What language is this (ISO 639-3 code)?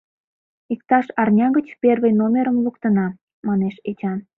chm